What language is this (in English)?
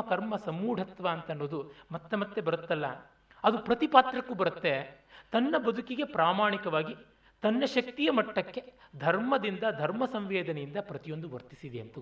Kannada